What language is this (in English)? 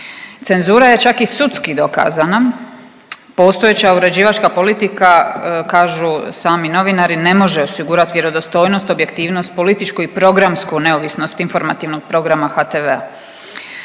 Croatian